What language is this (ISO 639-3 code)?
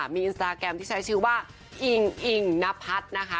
tha